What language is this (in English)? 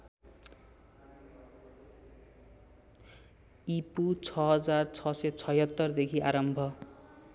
Nepali